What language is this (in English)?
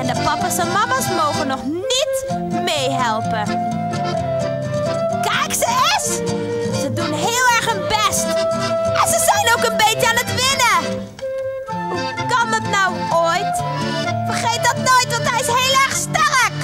Dutch